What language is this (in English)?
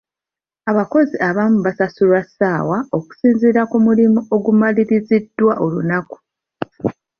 Ganda